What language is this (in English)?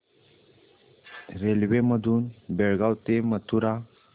Marathi